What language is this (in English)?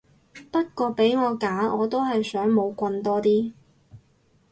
Cantonese